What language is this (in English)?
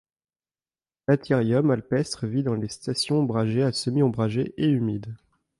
French